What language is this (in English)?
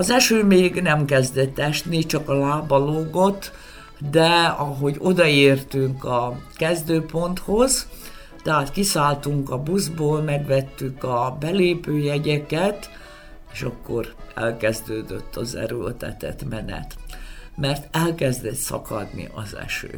Hungarian